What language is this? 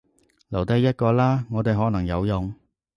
Cantonese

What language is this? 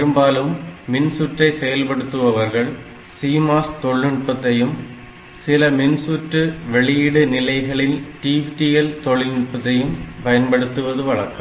Tamil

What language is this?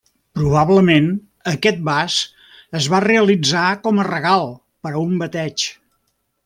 Catalan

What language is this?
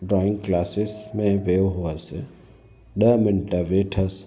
Sindhi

